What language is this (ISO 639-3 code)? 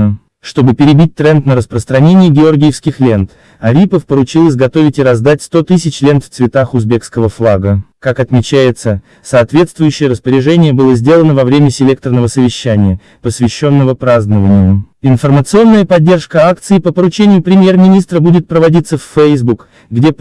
rus